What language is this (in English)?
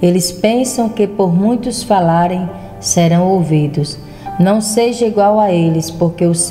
Portuguese